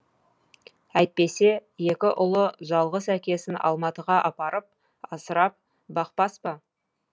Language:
Kazakh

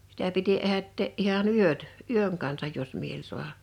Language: Finnish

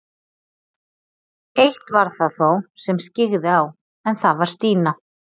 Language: Icelandic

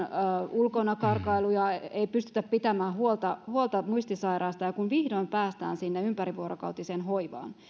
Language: Finnish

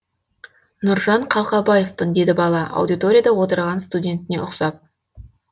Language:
Kazakh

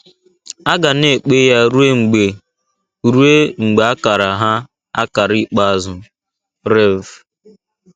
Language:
Igbo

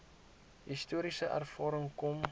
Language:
Afrikaans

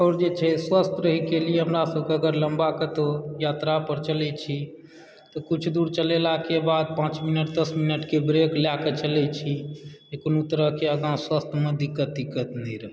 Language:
Maithili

